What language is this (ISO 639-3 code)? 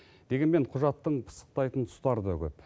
kaz